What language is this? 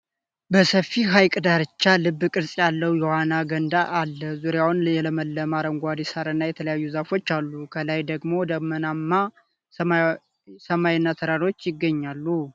Amharic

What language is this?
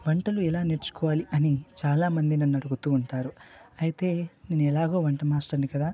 Telugu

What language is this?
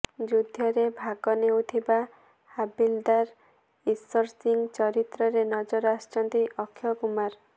Odia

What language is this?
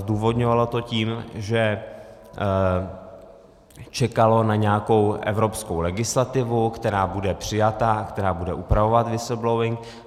Czech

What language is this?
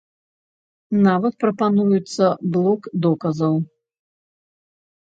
Belarusian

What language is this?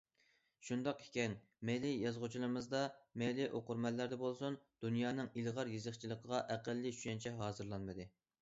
Uyghur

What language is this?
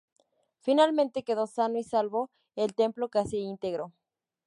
Spanish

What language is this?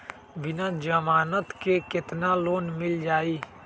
Magahi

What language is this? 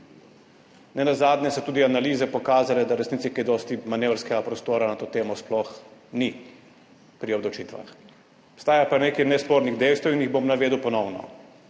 Slovenian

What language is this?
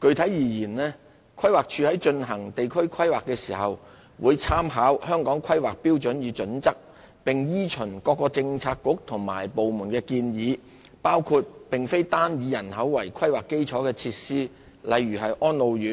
Cantonese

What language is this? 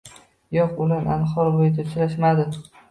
Uzbek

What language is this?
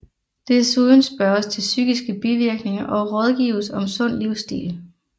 Danish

